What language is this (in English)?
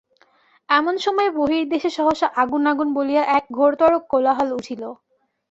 Bangla